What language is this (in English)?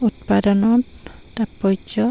Assamese